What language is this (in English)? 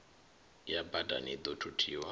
Venda